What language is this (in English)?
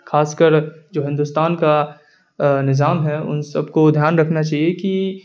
Urdu